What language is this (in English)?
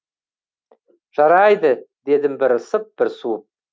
Kazakh